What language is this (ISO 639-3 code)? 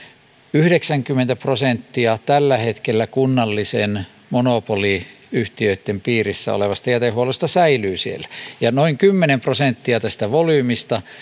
fin